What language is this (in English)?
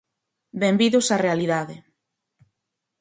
Galician